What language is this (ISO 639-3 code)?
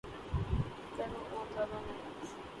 urd